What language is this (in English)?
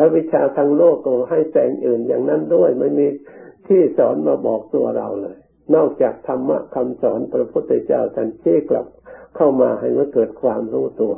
Thai